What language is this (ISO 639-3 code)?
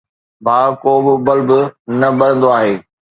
snd